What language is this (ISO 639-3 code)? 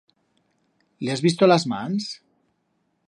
arg